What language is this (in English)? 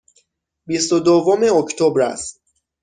Persian